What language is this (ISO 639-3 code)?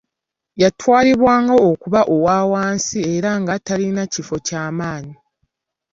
lug